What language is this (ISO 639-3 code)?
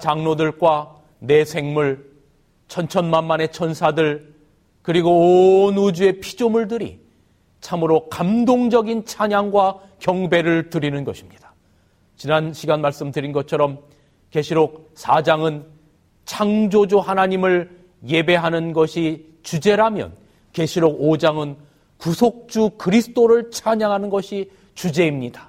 kor